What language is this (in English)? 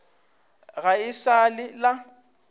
Northern Sotho